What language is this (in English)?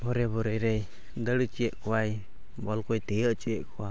Santali